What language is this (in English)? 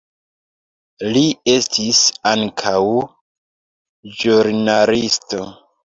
Esperanto